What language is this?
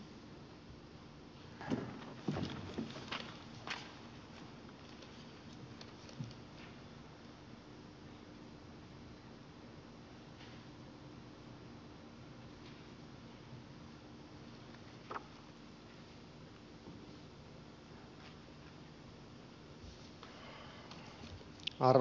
Finnish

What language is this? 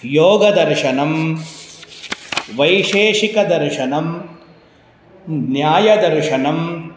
Sanskrit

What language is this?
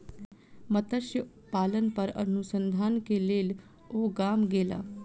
Maithili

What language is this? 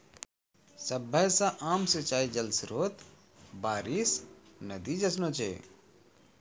Maithili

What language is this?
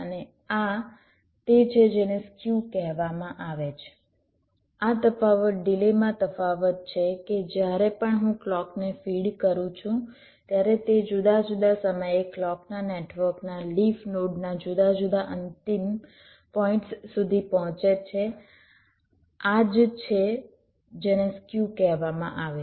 Gujarati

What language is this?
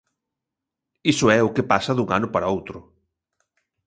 Galician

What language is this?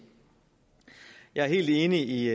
Danish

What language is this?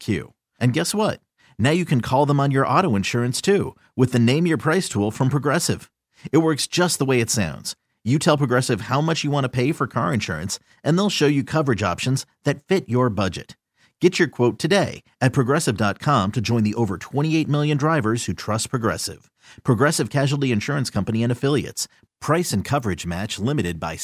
English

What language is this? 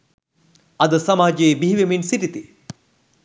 Sinhala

